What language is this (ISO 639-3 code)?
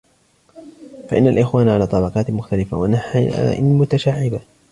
ara